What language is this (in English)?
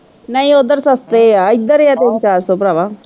Punjabi